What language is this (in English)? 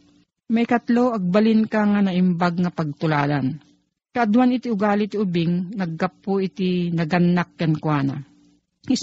Filipino